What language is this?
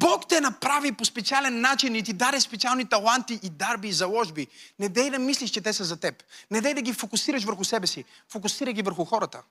Bulgarian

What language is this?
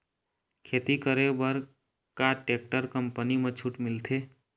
Chhattisgarhi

